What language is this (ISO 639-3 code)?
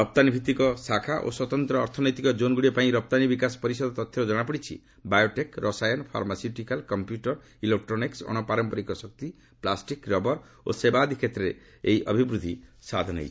ori